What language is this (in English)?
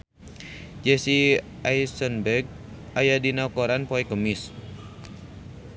Sundanese